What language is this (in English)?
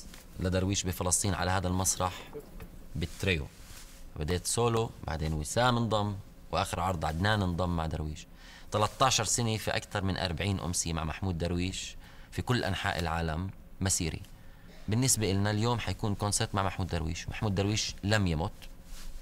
Arabic